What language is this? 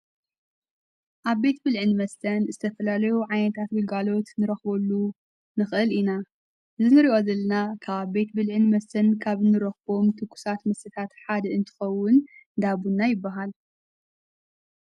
Tigrinya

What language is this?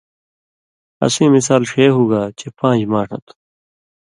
Indus Kohistani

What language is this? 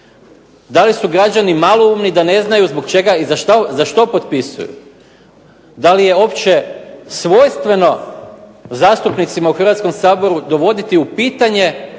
Croatian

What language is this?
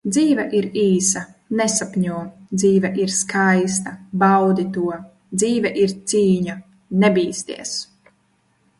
Latvian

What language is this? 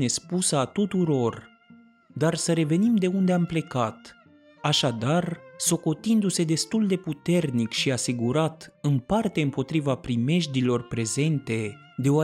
Romanian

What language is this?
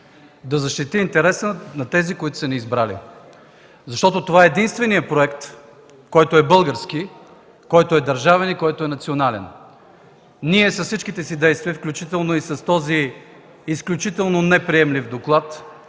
Bulgarian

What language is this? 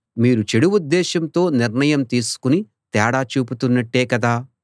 Telugu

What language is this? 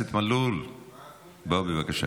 Hebrew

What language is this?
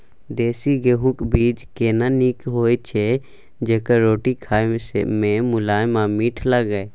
Maithili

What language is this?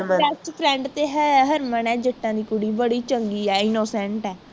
Punjabi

